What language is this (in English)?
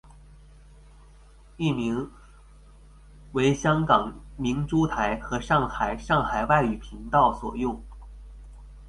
Chinese